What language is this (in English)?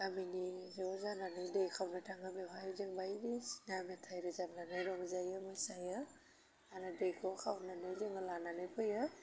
Bodo